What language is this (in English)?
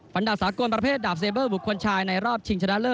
Thai